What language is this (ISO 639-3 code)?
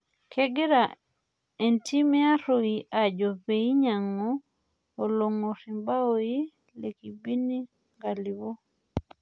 mas